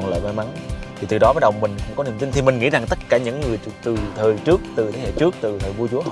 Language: Vietnamese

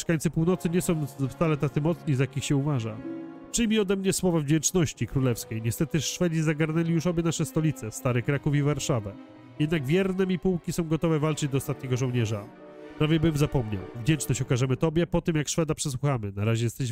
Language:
Polish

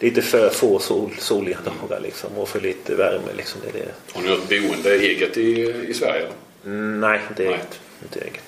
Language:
Swedish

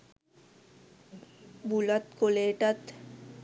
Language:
Sinhala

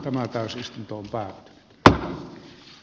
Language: Finnish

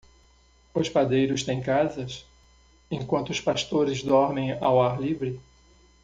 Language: Portuguese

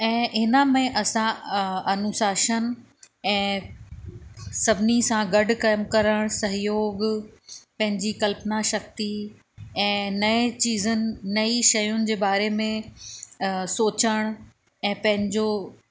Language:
Sindhi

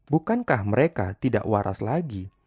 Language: Indonesian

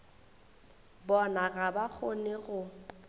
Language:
Northern Sotho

